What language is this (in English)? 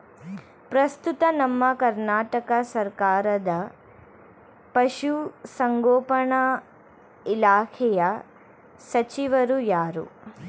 Kannada